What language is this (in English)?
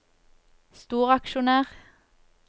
Norwegian